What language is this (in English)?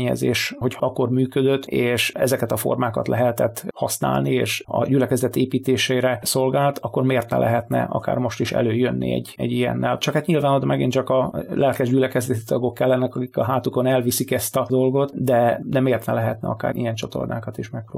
Hungarian